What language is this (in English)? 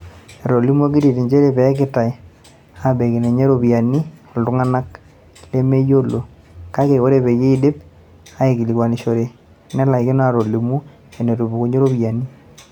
Masai